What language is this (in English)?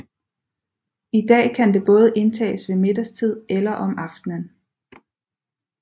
Danish